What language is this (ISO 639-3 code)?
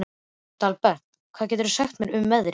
isl